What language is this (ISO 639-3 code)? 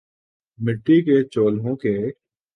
urd